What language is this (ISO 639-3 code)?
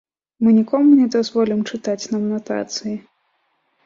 bel